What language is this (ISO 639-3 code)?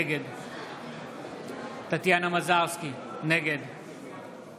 heb